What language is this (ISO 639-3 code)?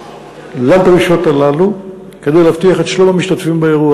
heb